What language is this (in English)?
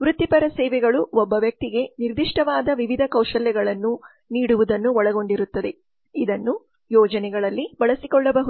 Kannada